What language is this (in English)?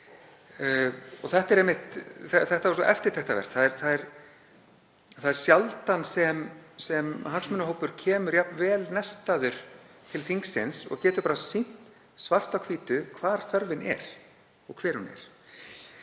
Icelandic